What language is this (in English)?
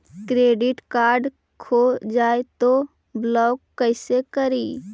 Magahi